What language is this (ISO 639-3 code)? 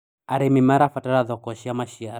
kik